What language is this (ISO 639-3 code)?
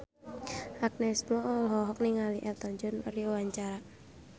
sun